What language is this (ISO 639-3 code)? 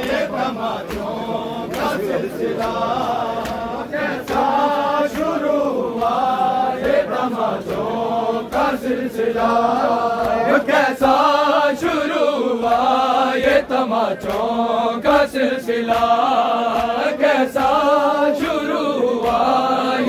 ara